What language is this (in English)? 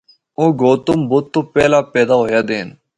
Northern Hindko